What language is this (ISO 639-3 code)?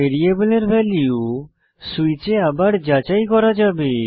ben